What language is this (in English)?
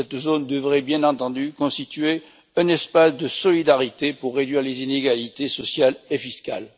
French